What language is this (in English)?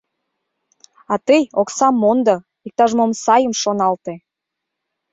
Mari